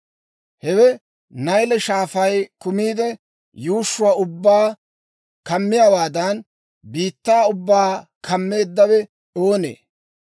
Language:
Dawro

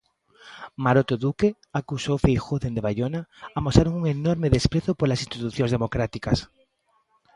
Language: Galician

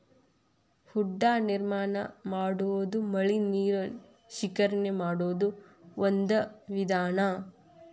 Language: Kannada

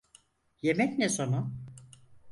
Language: Turkish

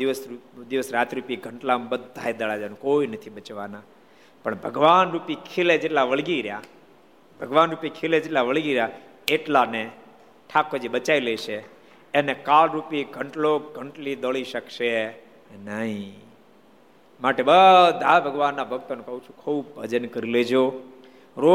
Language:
Gujarati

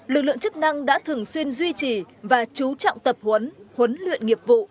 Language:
Vietnamese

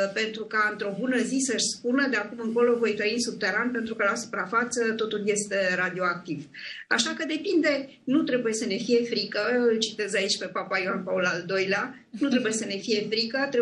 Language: Romanian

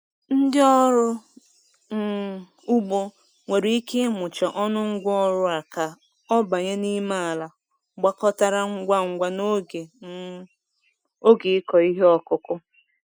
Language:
Igbo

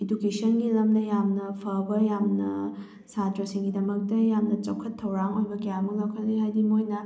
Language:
Manipuri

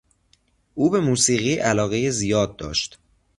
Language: Persian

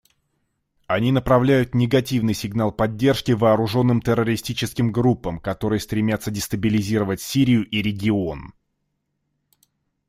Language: Russian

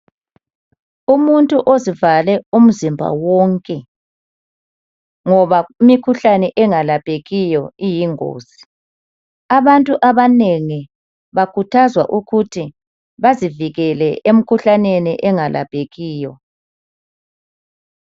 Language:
North Ndebele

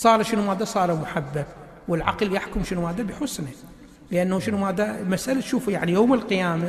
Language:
Arabic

